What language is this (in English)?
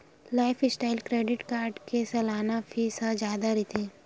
Chhattisgarhi